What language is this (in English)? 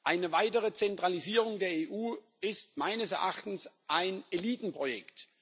German